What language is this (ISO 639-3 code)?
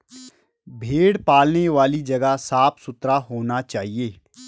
hin